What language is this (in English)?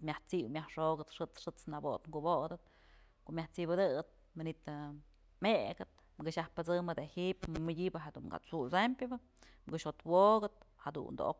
Mazatlán Mixe